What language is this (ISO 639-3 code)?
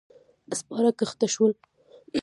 pus